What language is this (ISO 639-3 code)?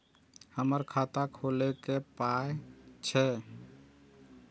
mai